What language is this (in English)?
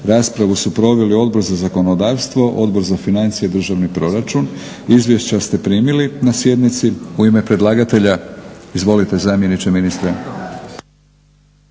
Croatian